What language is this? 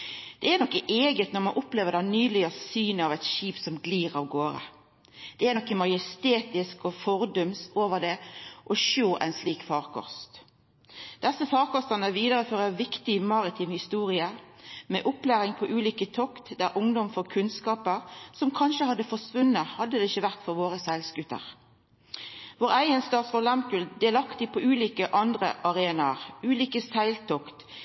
Norwegian Nynorsk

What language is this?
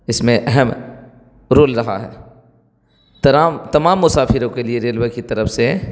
Urdu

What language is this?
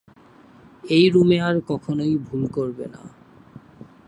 Bangla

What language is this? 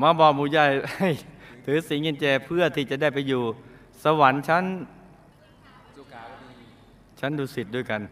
Thai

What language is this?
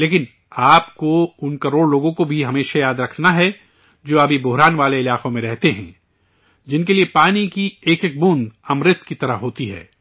Urdu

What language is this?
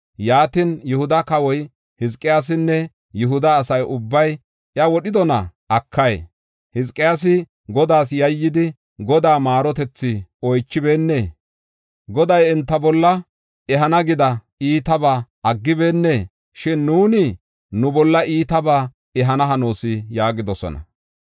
Gofa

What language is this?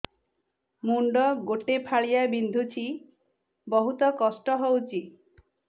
Odia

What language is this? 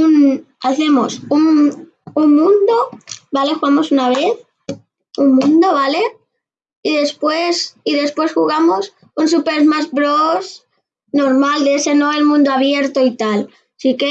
Spanish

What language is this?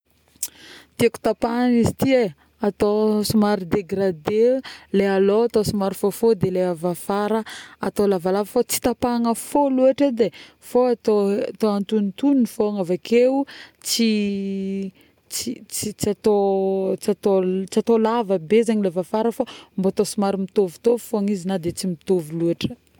Northern Betsimisaraka Malagasy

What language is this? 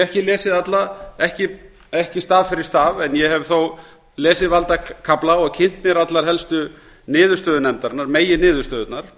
Icelandic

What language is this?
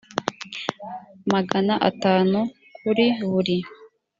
Kinyarwanda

